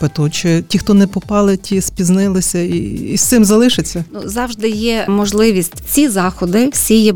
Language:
Ukrainian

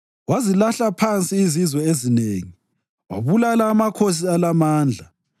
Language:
North Ndebele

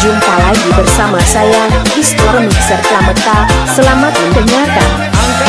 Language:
Indonesian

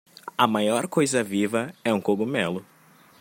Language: Portuguese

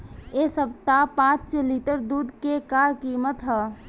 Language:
Bhojpuri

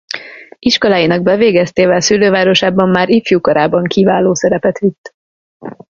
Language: Hungarian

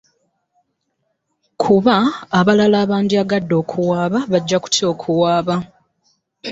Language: Ganda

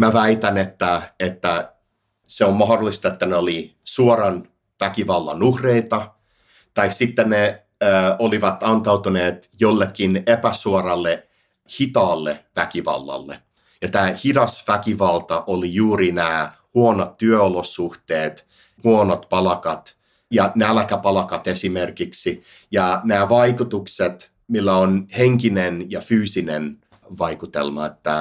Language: Finnish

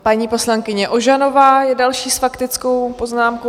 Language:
Czech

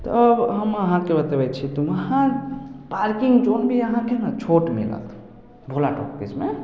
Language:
Maithili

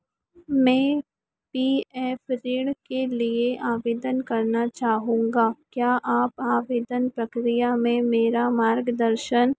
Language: Hindi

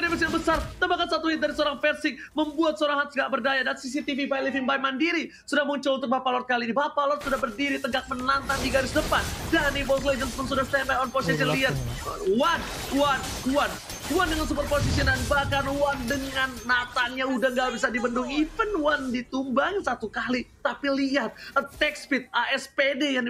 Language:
Indonesian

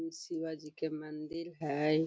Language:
Magahi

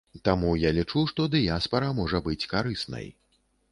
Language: Belarusian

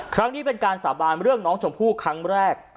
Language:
Thai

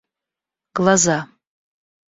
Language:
Russian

